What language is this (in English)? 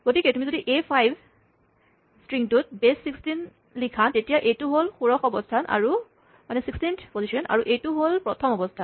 Assamese